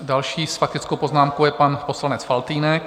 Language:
Czech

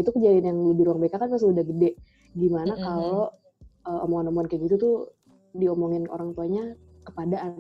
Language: Indonesian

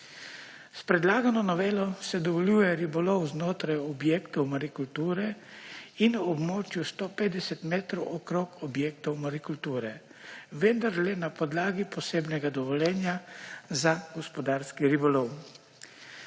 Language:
Slovenian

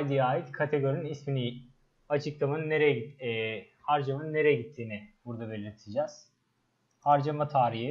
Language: Turkish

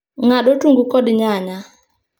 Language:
Luo (Kenya and Tanzania)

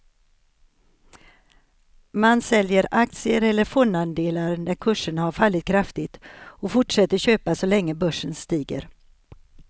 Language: Swedish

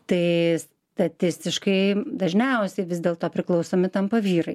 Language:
Lithuanian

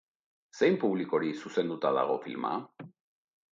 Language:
Basque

